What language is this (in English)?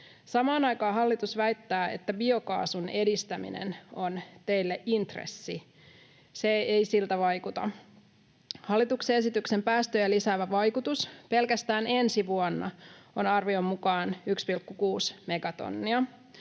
Finnish